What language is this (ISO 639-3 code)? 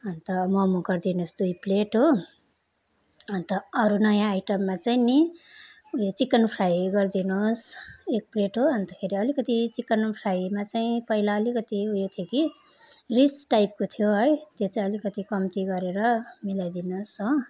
nep